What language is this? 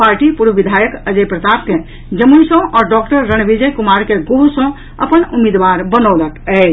Maithili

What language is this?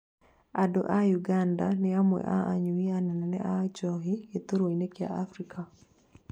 Kikuyu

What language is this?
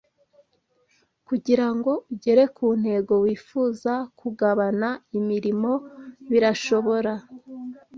Kinyarwanda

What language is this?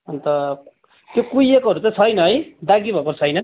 Nepali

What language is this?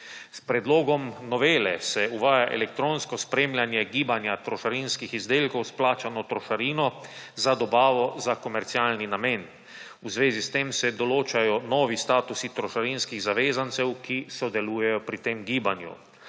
Slovenian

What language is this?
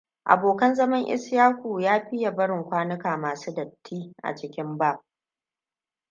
Hausa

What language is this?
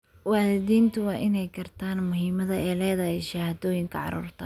Somali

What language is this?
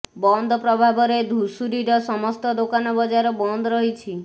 Odia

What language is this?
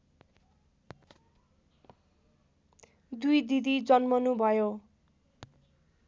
Nepali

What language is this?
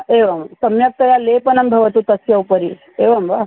Sanskrit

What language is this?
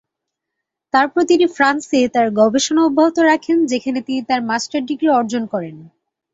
Bangla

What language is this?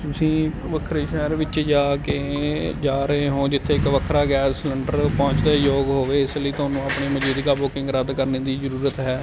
Punjabi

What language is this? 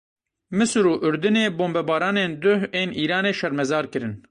Kurdish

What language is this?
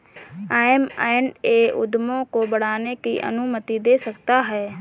Hindi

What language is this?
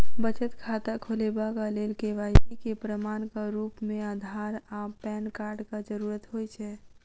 Maithili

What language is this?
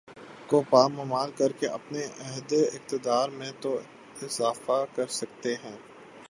Urdu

